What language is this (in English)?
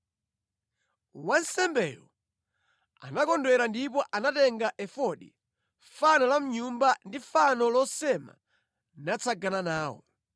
Nyanja